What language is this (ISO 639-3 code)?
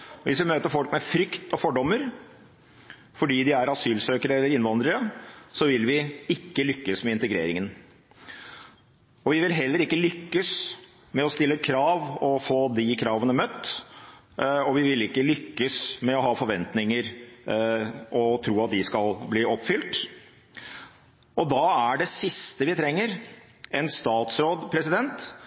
nob